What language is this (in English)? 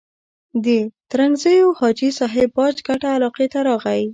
Pashto